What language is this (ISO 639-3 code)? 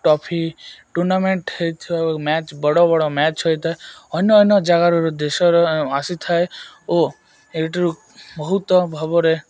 ori